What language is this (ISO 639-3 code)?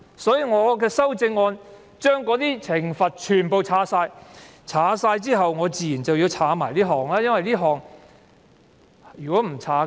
yue